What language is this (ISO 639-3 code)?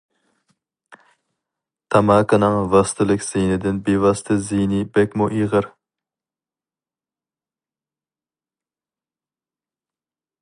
uig